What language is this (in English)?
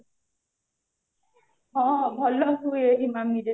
Odia